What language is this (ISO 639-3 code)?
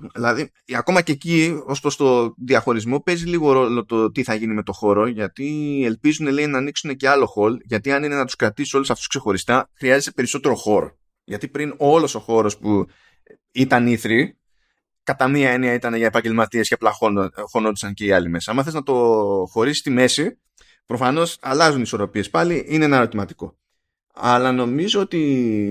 ell